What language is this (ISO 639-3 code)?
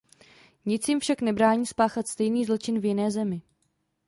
ces